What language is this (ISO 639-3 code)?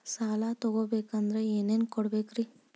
kan